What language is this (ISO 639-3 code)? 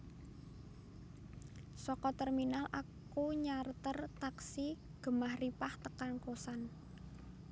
jav